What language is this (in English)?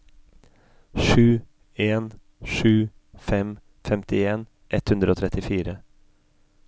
Norwegian